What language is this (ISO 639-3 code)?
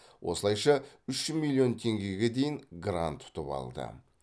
kaz